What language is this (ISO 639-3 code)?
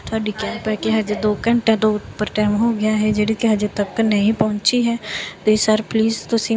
pan